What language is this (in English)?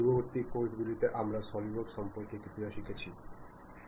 Bangla